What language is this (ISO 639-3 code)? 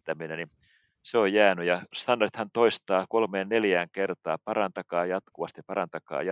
fin